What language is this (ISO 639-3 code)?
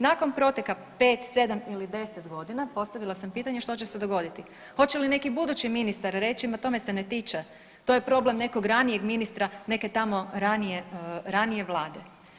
hrv